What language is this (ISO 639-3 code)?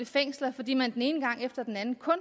dan